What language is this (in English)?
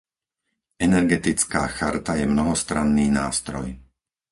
Slovak